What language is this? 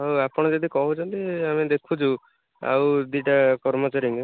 Odia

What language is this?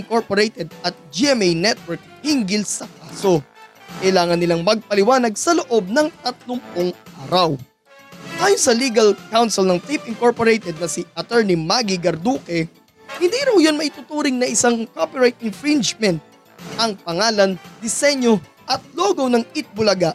Filipino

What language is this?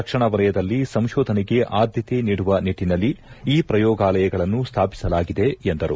Kannada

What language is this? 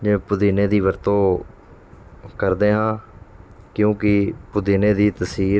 Punjabi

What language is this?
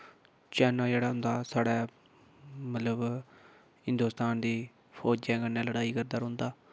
Dogri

